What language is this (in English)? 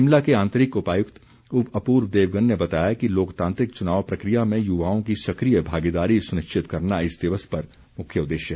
Hindi